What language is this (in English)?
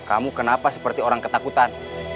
Indonesian